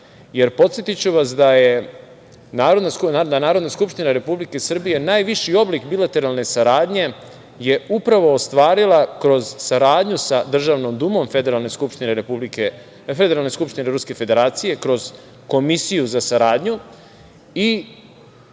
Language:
Serbian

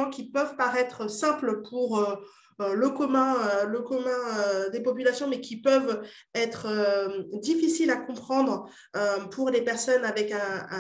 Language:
French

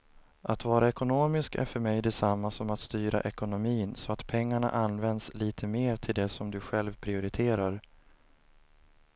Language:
Swedish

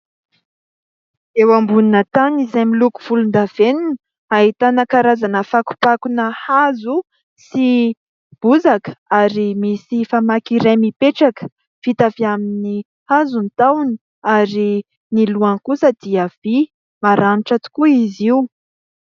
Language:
Malagasy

